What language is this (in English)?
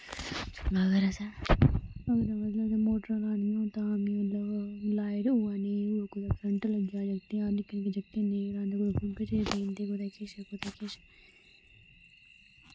Dogri